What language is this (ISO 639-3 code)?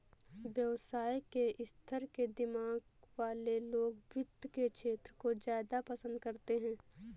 hin